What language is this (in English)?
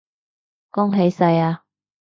Cantonese